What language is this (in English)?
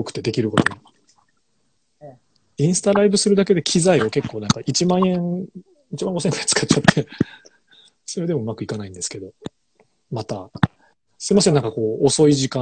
Japanese